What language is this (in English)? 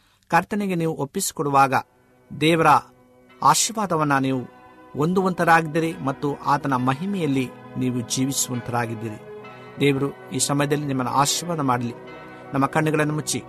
Kannada